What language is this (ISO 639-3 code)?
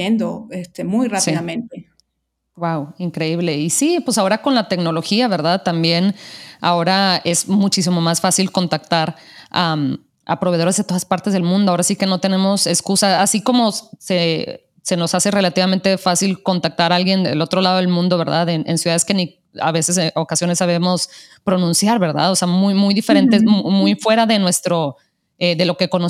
spa